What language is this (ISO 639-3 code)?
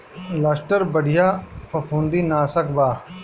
bho